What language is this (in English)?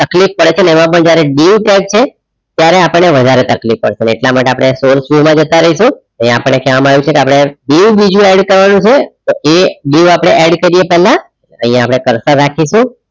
Gujarati